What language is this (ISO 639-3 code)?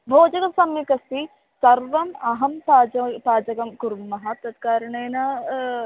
san